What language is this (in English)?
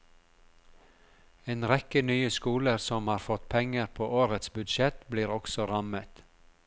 Norwegian